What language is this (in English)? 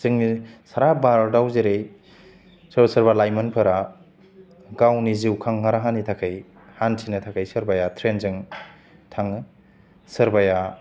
Bodo